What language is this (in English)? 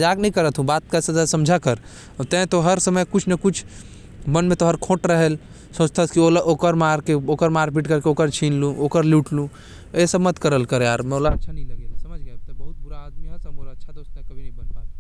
Korwa